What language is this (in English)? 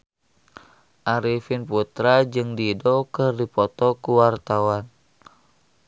Sundanese